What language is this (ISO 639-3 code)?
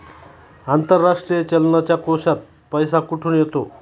mar